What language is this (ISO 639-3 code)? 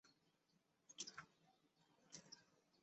zho